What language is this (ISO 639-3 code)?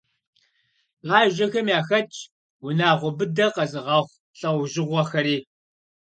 kbd